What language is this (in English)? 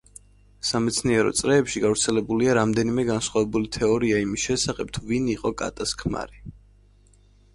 Georgian